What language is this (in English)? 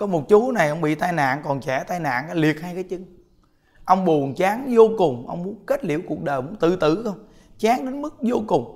Vietnamese